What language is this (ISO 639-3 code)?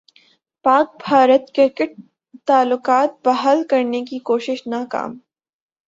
urd